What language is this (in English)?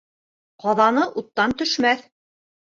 Bashkir